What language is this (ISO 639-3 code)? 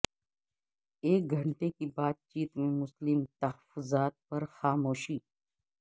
urd